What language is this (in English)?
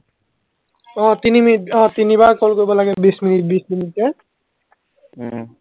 Assamese